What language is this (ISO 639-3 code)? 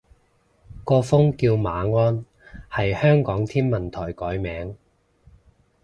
yue